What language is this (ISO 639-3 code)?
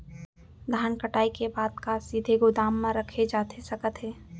hne